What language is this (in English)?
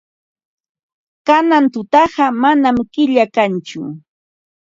Ambo-Pasco Quechua